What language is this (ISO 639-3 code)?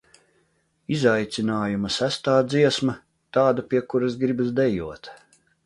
lav